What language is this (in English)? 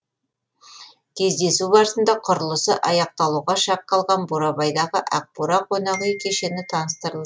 Kazakh